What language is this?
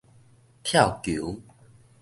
Min Nan Chinese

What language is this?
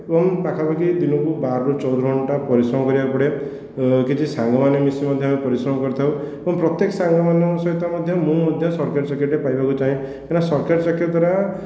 Odia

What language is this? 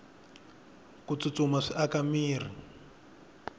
Tsonga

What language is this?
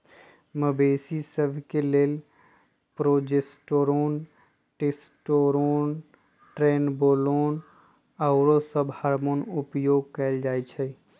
Magahi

